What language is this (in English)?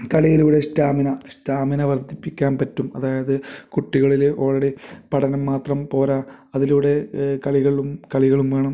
Malayalam